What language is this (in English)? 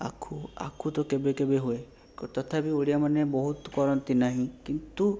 Odia